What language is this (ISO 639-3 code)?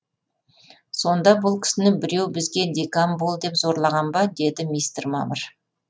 kaz